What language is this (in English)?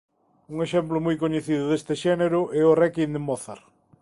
Galician